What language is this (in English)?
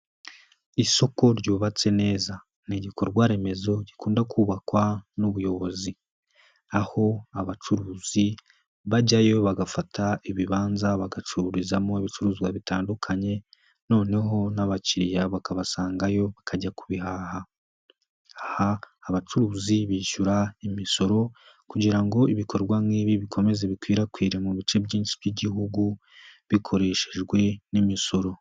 Kinyarwanda